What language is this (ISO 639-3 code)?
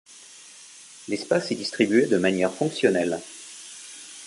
fra